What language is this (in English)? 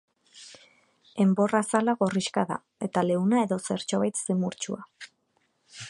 Basque